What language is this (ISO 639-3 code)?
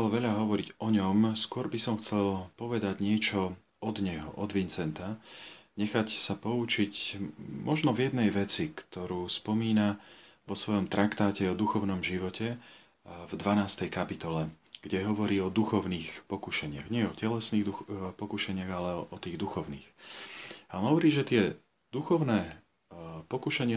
slk